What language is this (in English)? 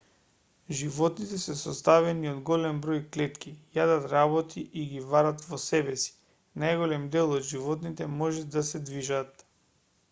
Macedonian